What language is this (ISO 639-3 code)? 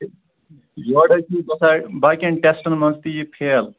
kas